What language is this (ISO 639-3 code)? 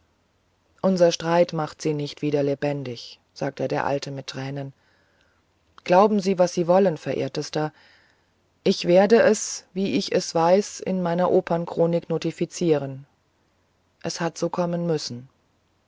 deu